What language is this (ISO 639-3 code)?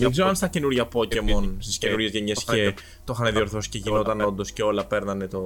ell